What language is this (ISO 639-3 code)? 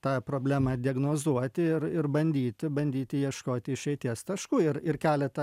lit